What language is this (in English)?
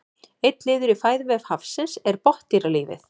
Icelandic